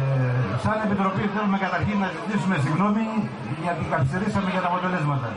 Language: Greek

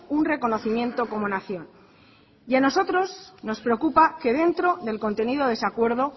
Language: Spanish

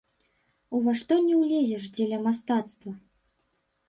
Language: Belarusian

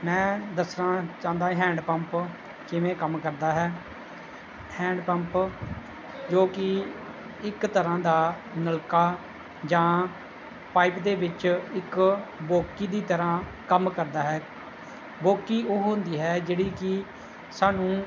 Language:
Punjabi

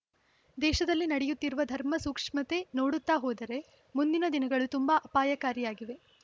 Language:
Kannada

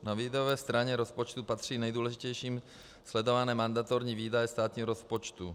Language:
Czech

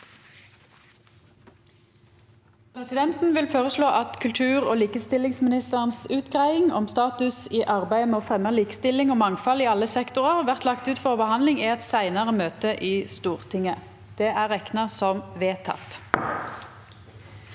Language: Norwegian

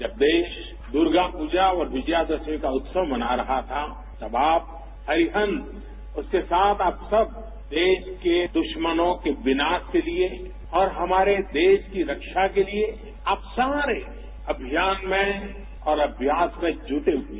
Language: Hindi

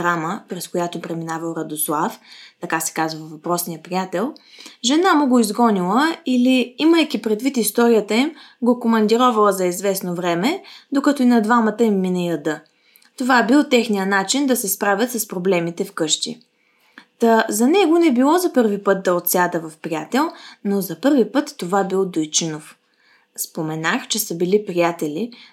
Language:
Bulgarian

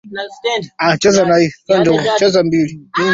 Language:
Swahili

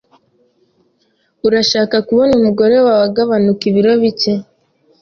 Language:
Kinyarwanda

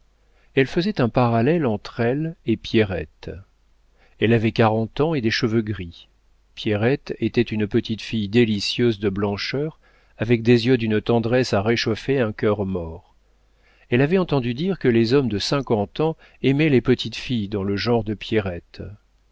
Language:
French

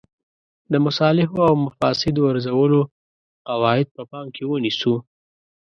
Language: Pashto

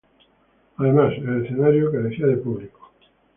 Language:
Spanish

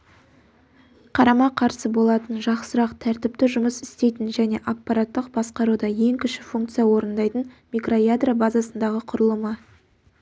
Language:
Kazakh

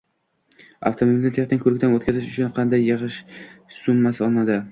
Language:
Uzbek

